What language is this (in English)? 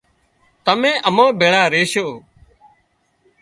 Wadiyara Koli